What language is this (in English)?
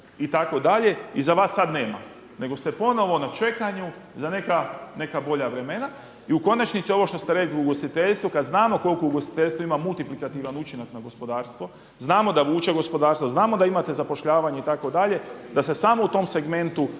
Croatian